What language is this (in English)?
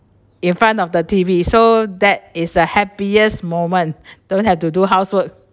English